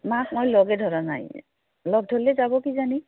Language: Assamese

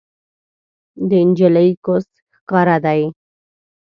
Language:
Pashto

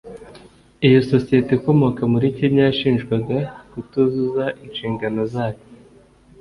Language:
Kinyarwanda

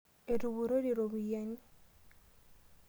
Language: Masai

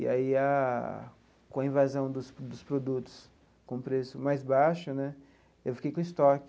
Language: Portuguese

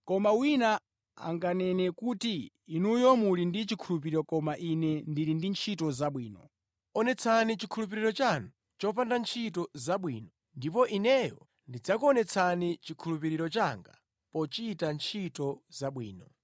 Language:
Nyanja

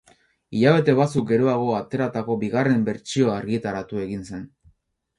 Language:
Basque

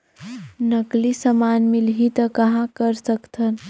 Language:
Chhattisgarhi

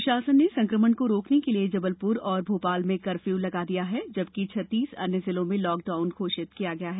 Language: Hindi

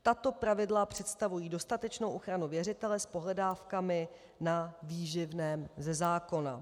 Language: Czech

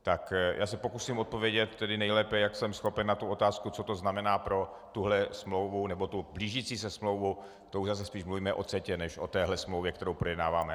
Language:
Czech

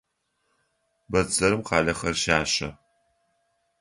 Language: Adyghe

